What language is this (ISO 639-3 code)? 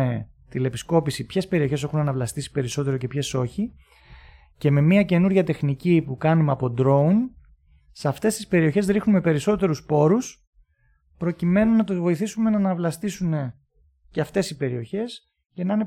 ell